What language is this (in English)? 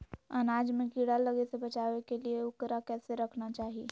Magahi